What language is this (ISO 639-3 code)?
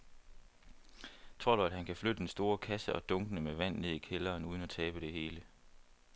dan